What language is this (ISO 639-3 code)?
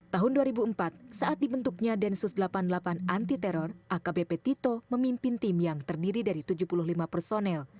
ind